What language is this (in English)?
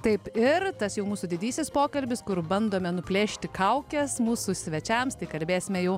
Lithuanian